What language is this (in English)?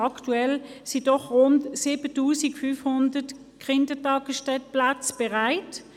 Swiss German